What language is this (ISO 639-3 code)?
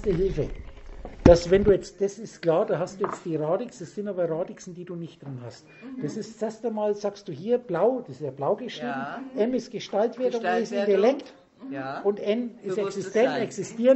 deu